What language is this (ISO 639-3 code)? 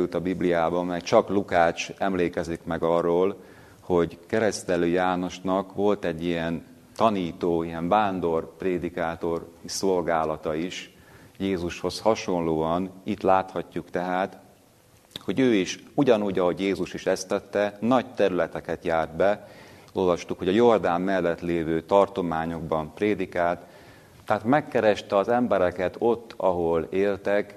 hun